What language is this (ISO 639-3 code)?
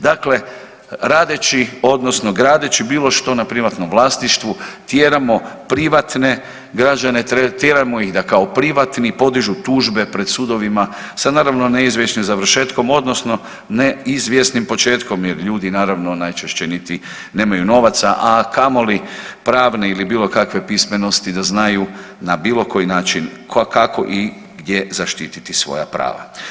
hrv